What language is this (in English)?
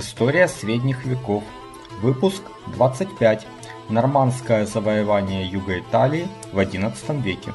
Russian